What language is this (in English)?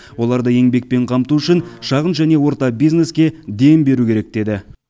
Kazakh